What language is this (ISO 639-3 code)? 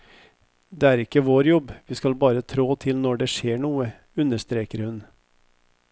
nor